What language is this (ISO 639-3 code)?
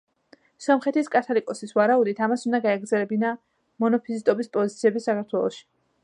kat